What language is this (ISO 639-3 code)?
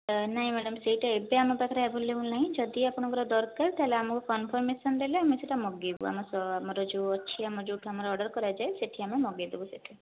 ori